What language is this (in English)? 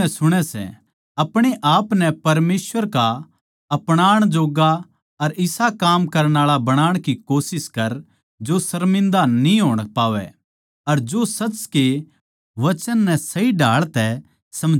Haryanvi